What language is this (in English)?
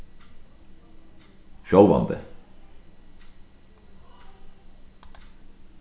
Faroese